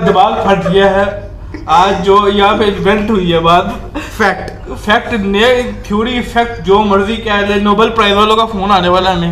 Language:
Urdu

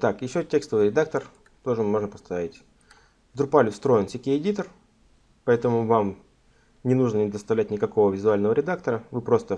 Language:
Russian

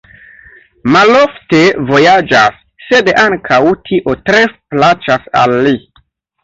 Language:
Esperanto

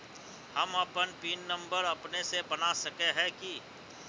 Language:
Magahi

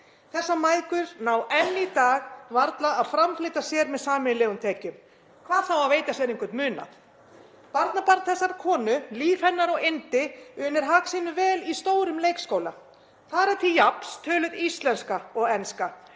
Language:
Icelandic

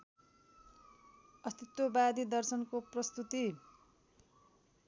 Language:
Nepali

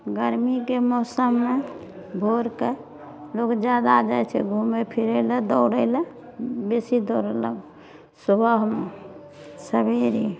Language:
Maithili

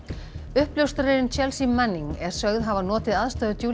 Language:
Icelandic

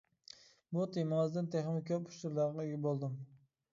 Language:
Uyghur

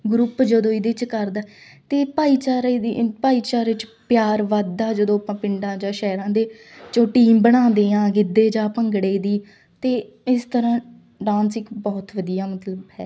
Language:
Punjabi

